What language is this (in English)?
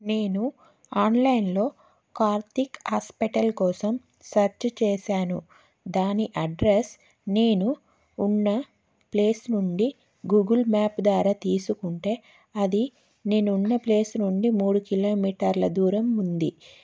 Telugu